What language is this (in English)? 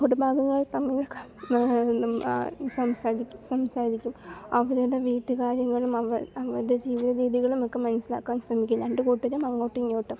Malayalam